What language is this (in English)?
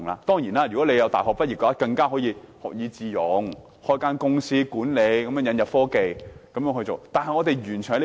Cantonese